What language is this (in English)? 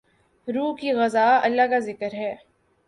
Urdu